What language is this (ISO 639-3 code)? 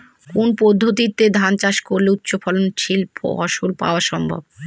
ben